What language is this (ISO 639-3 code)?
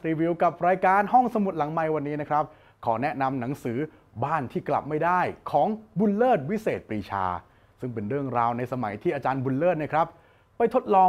tha